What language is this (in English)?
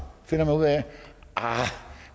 Danish